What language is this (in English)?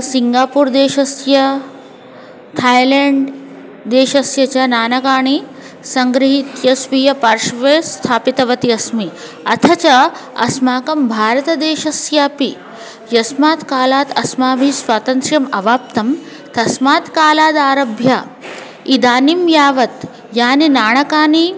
Sanskrit